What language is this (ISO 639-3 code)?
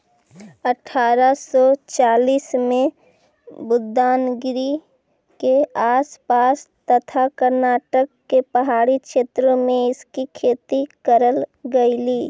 mag